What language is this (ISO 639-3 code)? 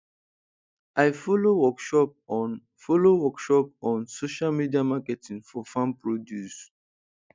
pcm